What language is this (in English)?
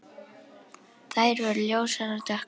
Icelandic